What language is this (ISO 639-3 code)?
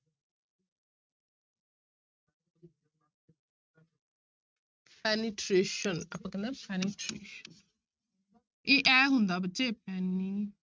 pan